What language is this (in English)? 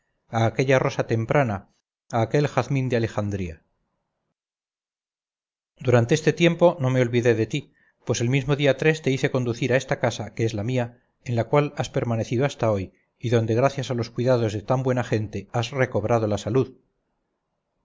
Spanish